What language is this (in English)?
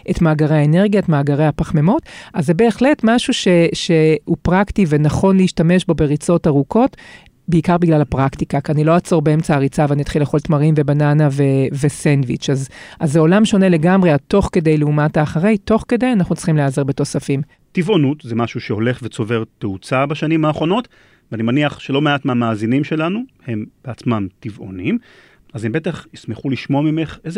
Hebrew